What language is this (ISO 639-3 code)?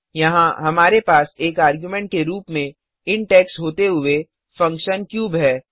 hin